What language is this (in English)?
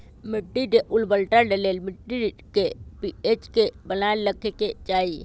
Magahi